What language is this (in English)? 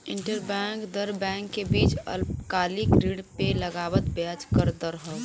Bhojpuri